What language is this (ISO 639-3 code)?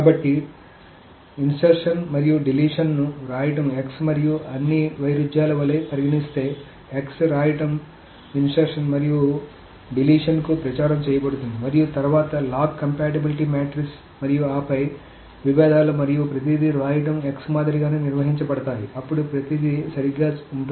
tel